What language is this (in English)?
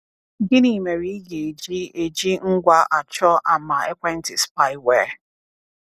Igbo